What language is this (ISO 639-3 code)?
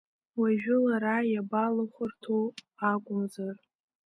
abk